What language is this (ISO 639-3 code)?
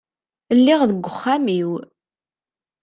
kab